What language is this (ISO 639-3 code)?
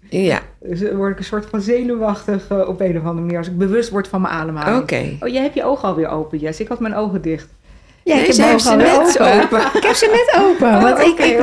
nld